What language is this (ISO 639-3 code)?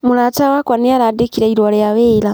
kik